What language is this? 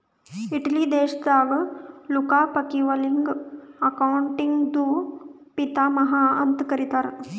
Kannada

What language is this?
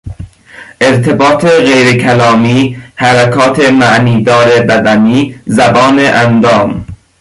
Persian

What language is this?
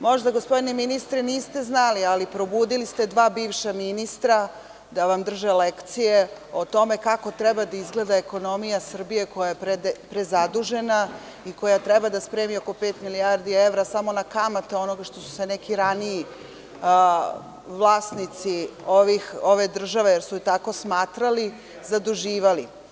Serbian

